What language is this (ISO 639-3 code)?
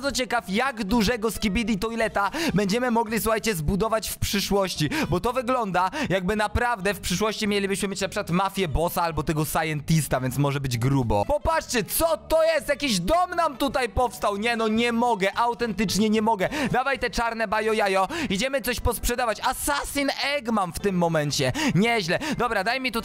pol